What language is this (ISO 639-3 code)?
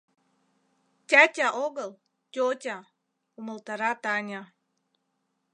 chm